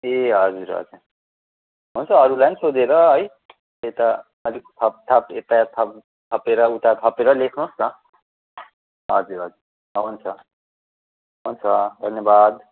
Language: Nepali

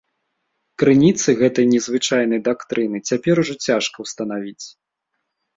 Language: Belarusian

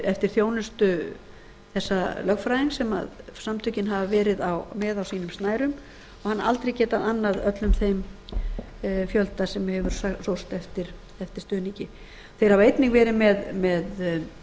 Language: Icelandic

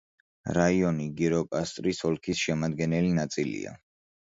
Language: Georgian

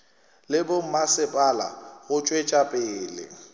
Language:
Northern Sotho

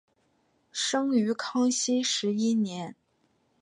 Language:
Chinese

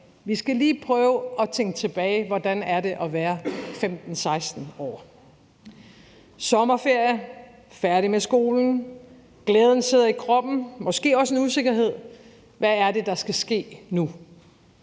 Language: Danish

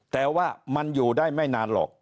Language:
Thai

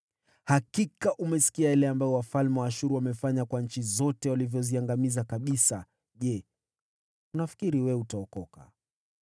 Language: Swahili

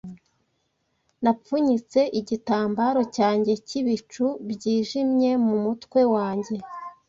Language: Kinyarwanda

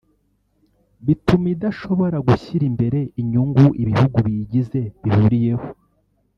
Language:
Kinyarwanda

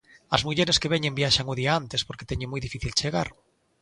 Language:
Galician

